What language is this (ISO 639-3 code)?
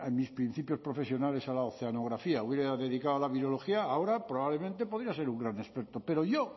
spa